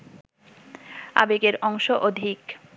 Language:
Bangla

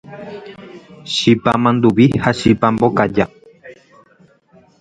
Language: Guarani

